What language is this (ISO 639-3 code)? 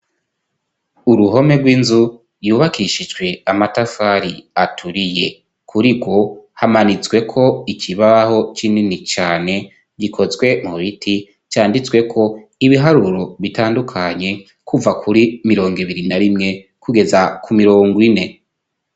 run